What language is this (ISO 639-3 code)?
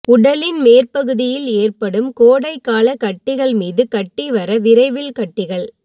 tam